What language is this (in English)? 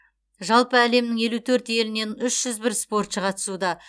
Kazakh